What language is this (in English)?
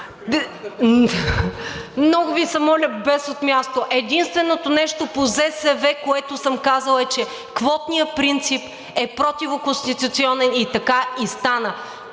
Bulgarian